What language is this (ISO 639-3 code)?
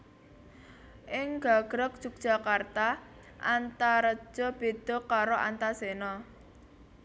jav